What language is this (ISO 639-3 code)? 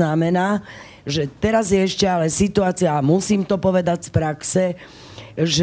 slk